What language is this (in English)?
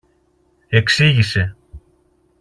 Greek